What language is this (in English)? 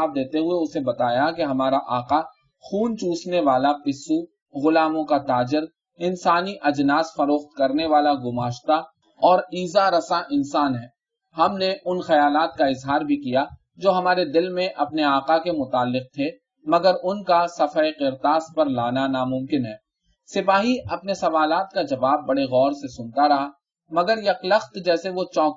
Urdu